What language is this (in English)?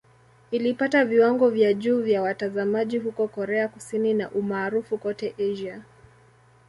Swahili